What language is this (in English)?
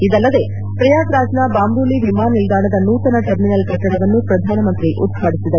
Kannada